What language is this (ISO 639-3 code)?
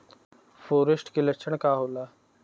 bho